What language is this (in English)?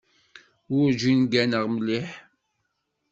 Kabyle